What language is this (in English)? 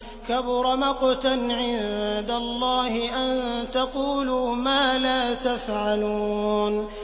Arabic